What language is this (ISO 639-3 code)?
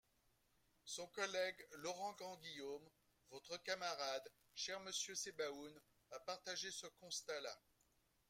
fra